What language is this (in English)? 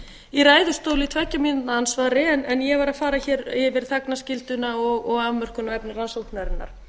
Icelandic